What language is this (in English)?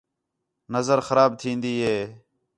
Khetrani